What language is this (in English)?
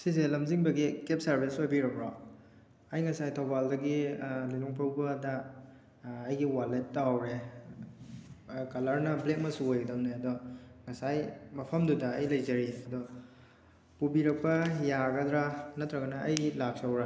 Manipuri